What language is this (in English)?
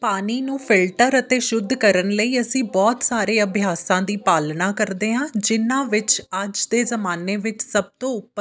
Punjabi